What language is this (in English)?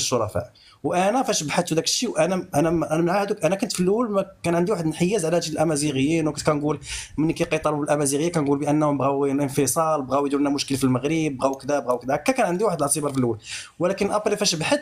Arabic